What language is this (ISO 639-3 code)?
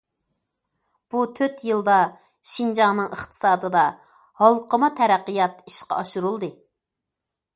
uig